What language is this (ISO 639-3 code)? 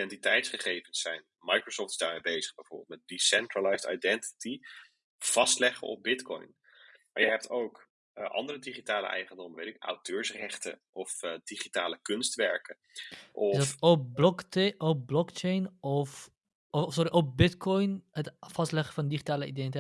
nld